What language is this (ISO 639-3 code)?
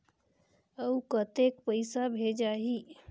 hne